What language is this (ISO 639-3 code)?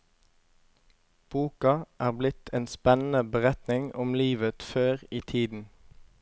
nor